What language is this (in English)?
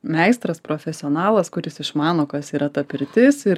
Lithuanian